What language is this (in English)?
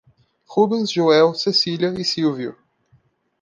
Portuguese